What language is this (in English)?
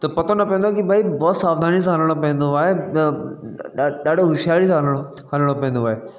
Sindhi